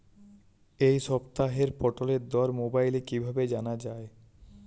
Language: Bangla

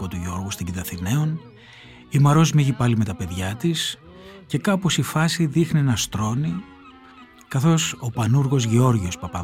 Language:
Greek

